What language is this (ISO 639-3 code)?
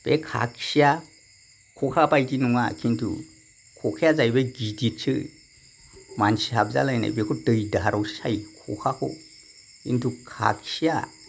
brx